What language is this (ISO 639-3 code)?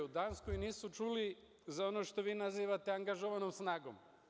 srp